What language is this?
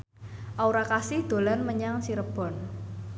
Javanese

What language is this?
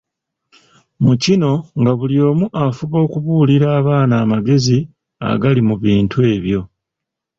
Ganda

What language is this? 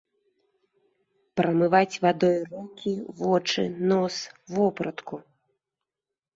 Belarusian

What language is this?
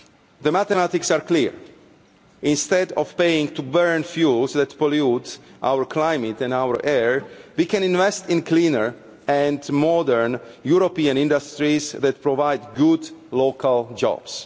English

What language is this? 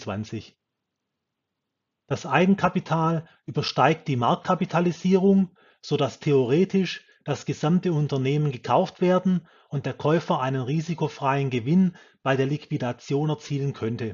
German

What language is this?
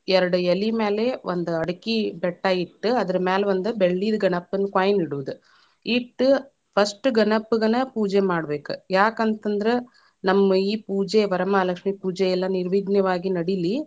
Kannada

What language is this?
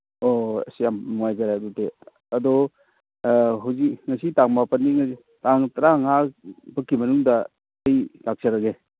Manipuri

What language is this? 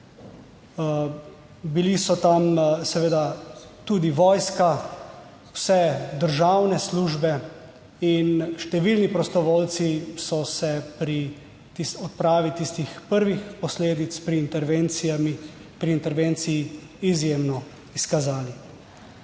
Slovenian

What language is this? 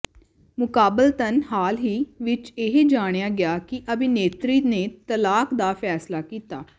Punjabi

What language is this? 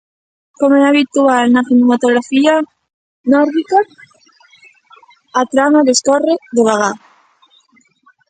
Galician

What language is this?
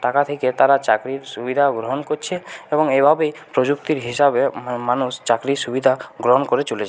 Bangla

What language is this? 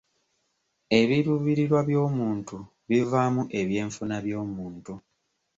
Ganda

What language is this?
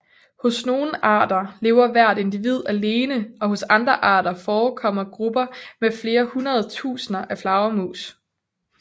Danish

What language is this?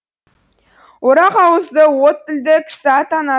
Kazakh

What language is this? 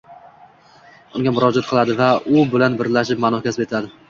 Uzbek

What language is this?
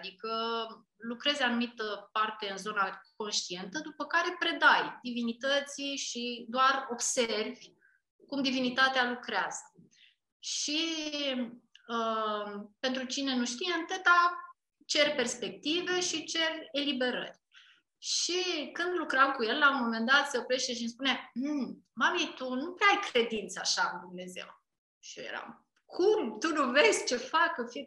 Romanian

